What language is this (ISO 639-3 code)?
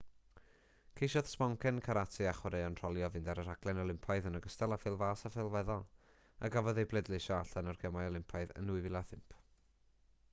cym